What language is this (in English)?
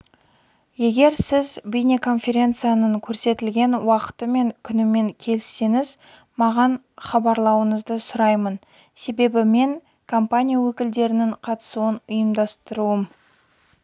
Kazakh